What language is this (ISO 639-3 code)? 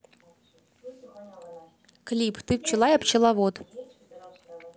rus